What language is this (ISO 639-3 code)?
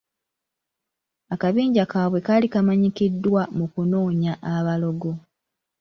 lug